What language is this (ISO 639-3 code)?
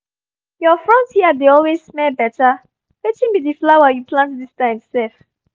pcm